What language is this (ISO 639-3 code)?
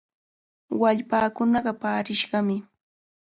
qvl